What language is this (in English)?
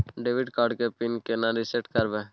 Maithili